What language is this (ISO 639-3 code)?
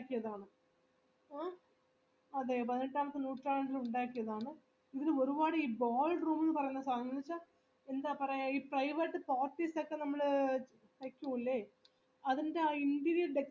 mal